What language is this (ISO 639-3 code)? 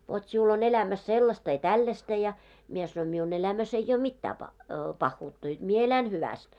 fin